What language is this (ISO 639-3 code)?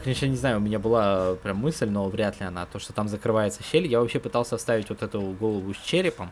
rus